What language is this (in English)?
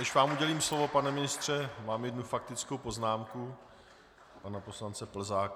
Czech